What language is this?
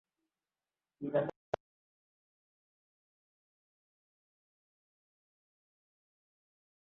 Bangla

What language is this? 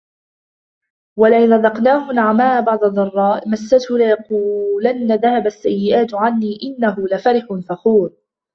Arabic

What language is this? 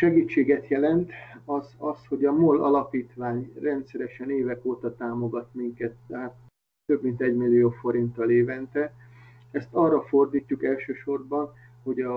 Hungarian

